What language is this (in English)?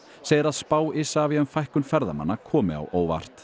Icelandic